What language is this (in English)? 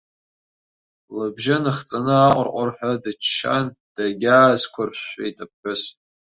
Abkhazian